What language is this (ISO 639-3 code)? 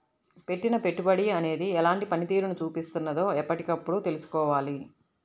tel